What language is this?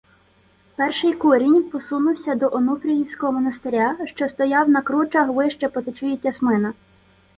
Ukrainian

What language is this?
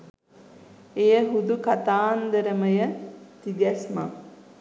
Sinhala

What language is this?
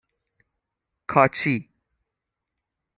Persian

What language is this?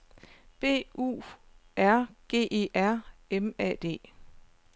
Danish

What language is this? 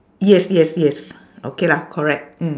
English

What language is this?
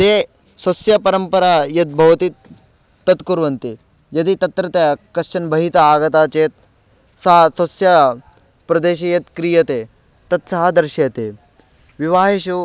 Sanskrit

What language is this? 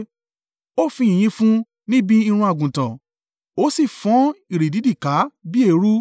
Yoruba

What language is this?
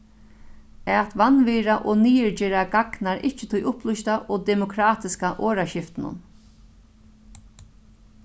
Faroese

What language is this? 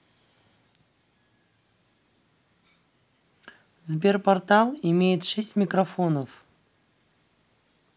Russian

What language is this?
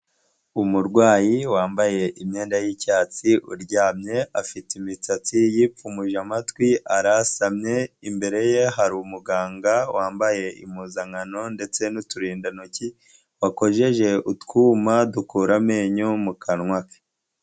Kinyarwanda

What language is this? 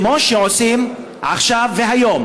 Hebrew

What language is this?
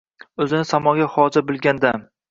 Uzbek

